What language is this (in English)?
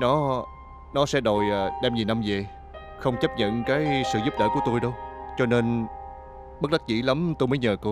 Vietnamese